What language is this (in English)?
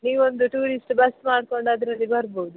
Kannada